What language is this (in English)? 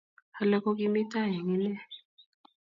Kalenjin